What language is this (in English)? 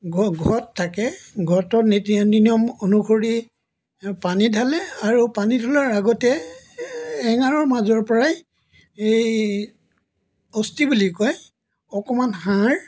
Assamese